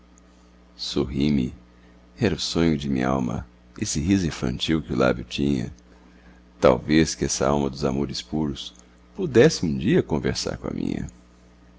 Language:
Portuguese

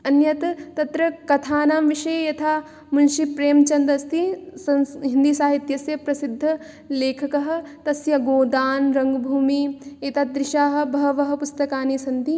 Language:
Sanskrit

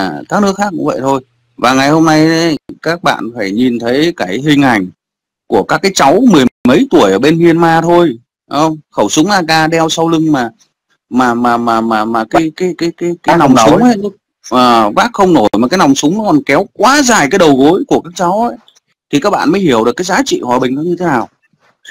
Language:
Vietnamese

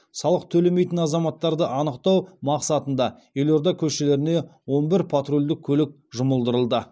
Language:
Kazakh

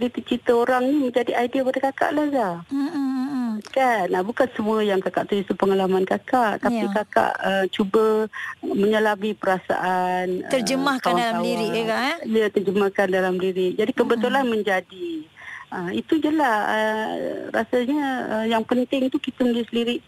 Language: Malay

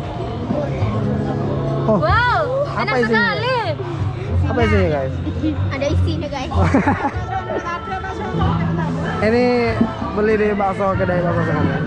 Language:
Indonesian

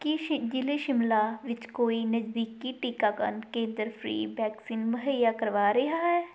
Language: Punjabi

